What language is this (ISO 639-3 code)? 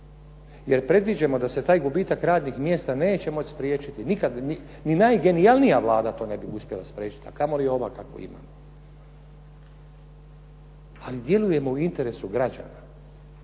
hrv